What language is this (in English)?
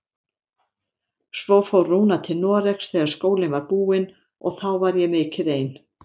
Icelandic